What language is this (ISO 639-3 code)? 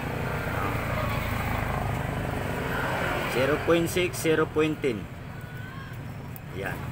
fil